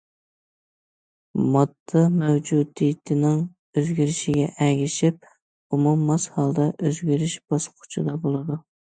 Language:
Uyghur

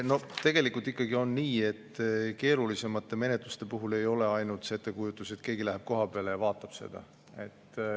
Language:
Estonian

